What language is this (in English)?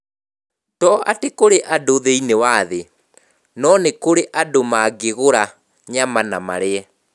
Kikuyu